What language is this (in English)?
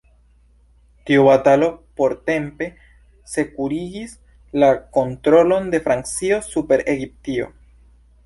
Esperanto